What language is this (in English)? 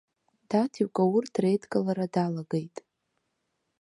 Abkhazian